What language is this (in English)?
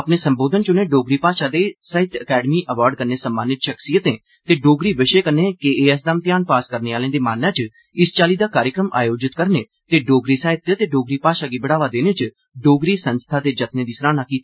Dogri